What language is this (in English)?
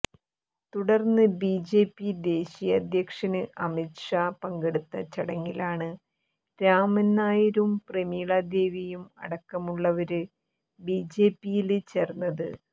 Malayalam